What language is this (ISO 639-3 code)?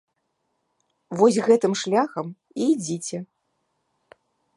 bel